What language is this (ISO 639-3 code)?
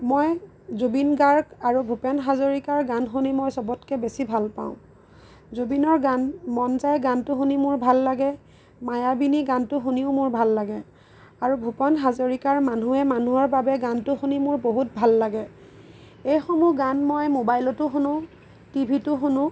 asm